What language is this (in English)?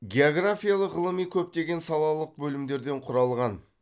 Kazakh